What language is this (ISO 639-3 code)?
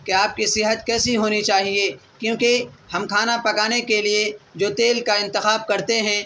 urd